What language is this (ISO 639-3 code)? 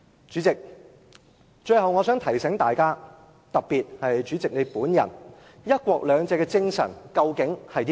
yue